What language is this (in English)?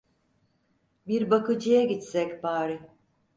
Turkish